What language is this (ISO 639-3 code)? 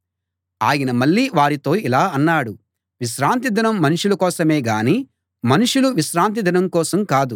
tel